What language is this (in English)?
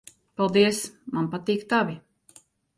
Latvian